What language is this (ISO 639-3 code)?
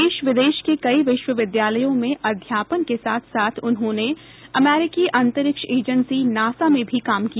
hin